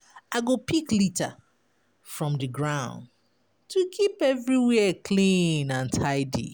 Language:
Nigerian Pidgin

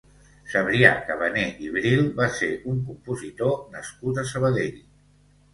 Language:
Catalan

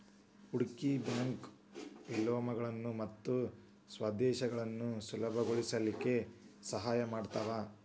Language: Kannada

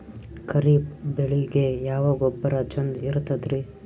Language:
Kannada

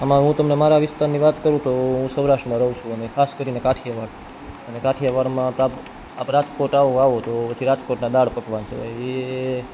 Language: Gujarati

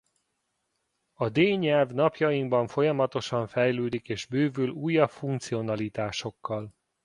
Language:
Hungarian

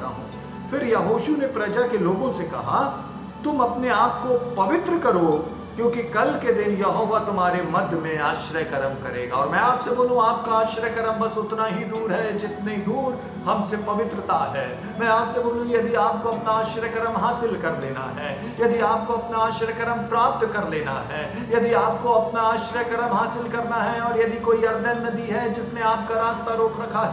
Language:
Hindi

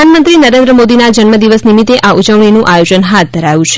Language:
Gujarati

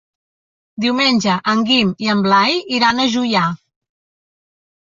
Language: Catalan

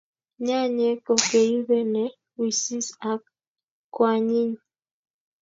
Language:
Kalenjin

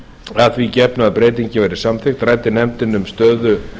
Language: Icelandic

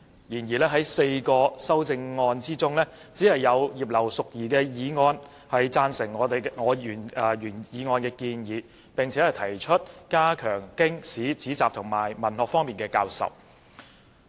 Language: Cantonese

